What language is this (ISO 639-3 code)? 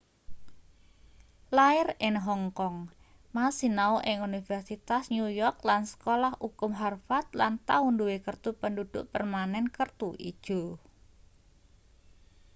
jav